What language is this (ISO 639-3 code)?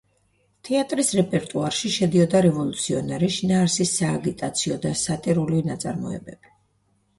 kat